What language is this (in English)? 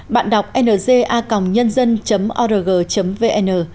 Vietnamese